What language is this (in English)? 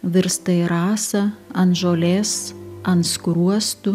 Lithuanian